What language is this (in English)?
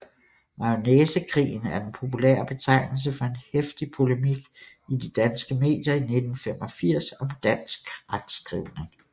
Danish